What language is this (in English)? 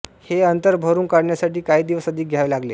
Marathi